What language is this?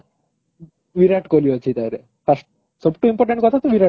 Odia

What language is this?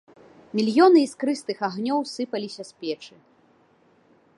Belarusian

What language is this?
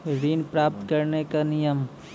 Maithili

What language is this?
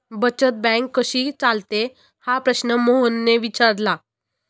Marathi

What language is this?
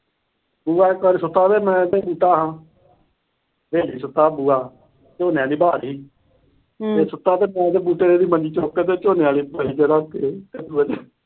Punjabi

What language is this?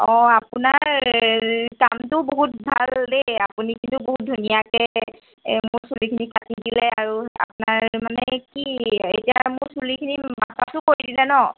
Assamese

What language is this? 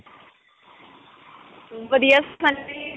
Punjabi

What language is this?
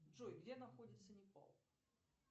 Russian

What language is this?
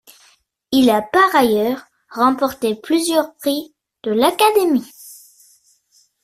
French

